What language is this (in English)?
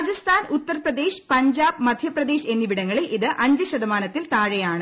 Malayalam